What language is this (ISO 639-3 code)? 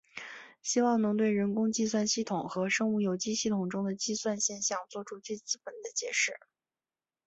zho